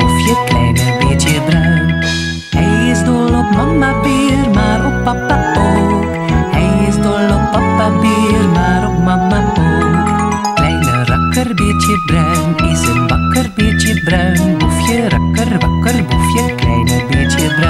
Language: Dutch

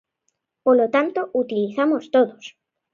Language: Galician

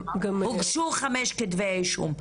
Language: Hebrew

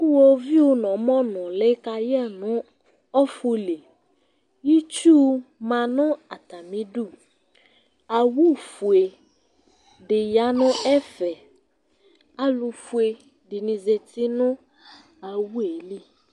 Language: Ikposo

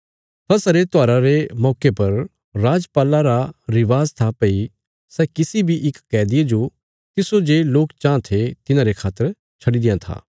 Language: Bilaspuri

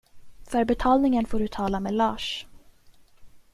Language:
Swedish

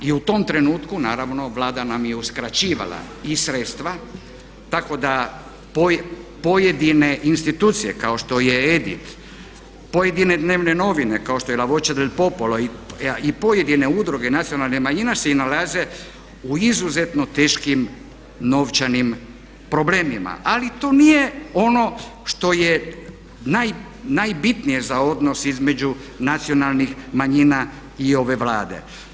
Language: Croatian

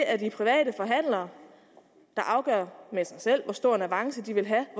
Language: Danish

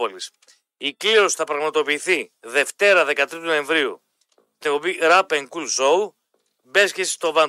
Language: Greek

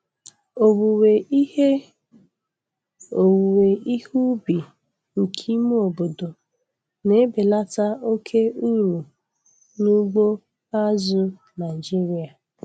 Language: Igbo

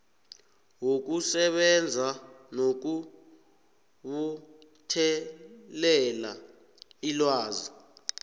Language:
South Ndebele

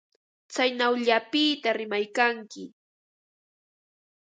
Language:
Ambo-Pasco Quechua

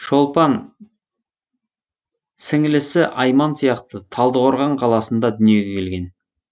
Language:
Kazakh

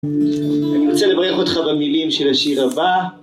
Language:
Hebrew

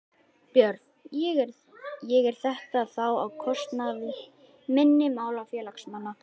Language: Icelandic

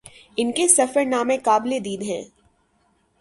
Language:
Urdu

